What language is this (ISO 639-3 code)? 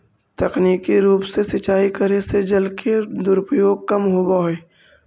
mag